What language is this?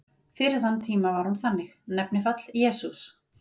Icelandic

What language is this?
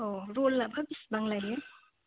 Bodo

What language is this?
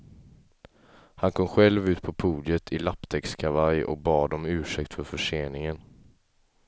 Swedish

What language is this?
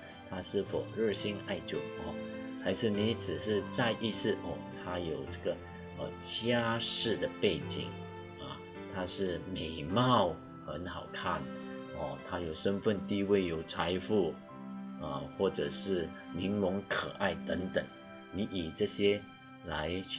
Chinese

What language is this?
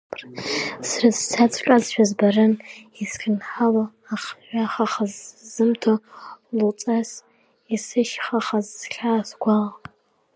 Abkhazian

